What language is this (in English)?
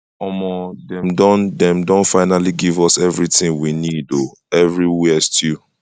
Nigerian Pidgin